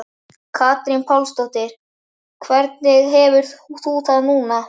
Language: Icelandic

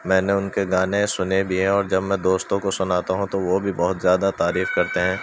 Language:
Urdu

